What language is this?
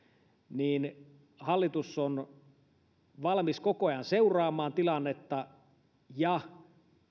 Finnish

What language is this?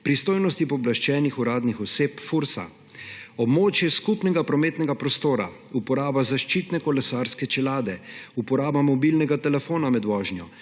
Slovenian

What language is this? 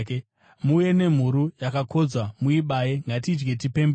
Shona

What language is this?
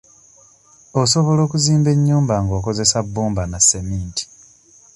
Ganda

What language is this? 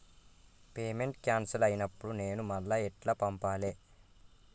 Telugu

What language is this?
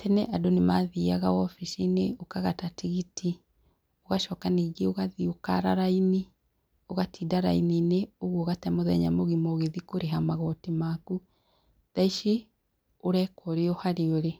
Kikuyu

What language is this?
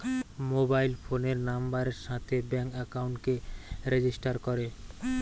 Bangla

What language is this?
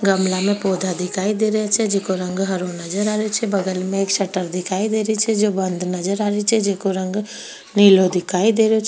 Rajasthani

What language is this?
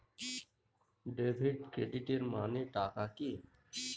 Bangla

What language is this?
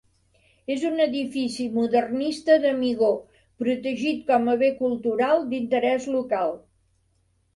Catalan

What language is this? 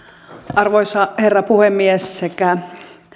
Finnish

